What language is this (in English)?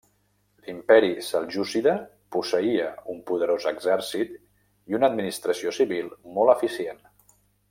Catalan